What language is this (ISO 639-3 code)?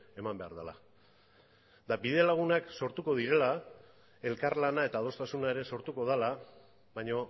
eus